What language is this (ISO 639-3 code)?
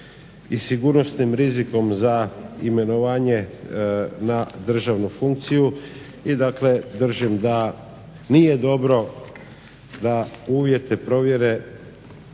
hrv